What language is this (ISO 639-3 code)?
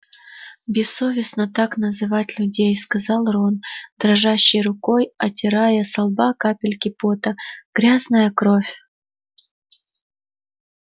rus